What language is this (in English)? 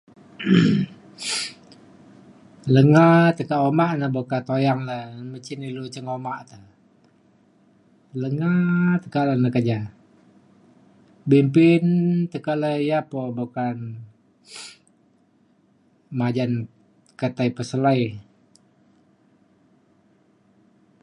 Mainstream Kenyah